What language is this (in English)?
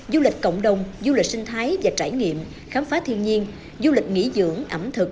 Vietnamese